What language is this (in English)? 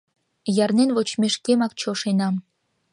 Mari